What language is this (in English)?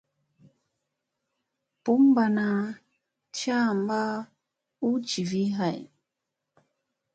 Musey